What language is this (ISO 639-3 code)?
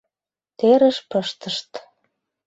chm